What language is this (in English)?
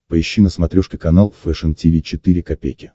Russian